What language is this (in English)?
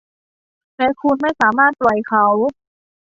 Thai